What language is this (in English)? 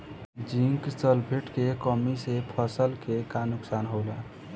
Bhojpuri